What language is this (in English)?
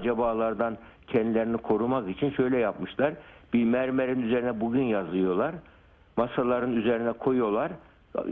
Turkish